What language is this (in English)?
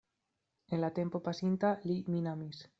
Esperanto